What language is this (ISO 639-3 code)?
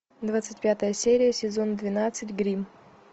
rus